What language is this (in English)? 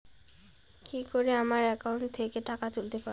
Bangla